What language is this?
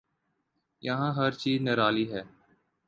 Urdu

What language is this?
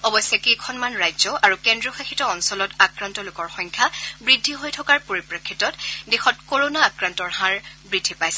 Assamese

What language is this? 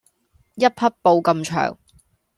Cantonese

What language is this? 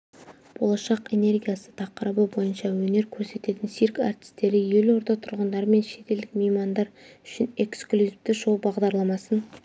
Kazakh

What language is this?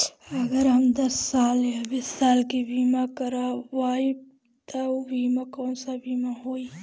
Bhojpuri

